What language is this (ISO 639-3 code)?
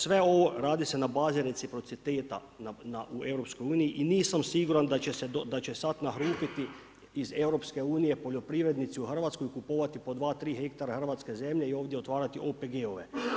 hrv